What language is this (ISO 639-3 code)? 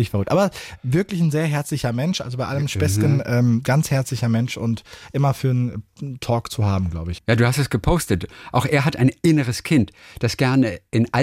deu